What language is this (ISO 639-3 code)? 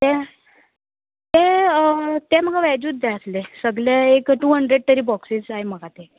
kok